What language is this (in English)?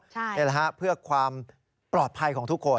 Thai